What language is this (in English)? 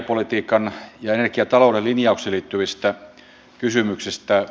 Finnish